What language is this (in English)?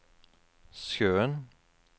Norwegian